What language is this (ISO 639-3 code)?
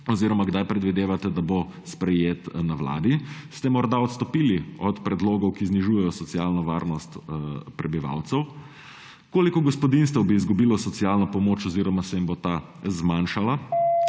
slv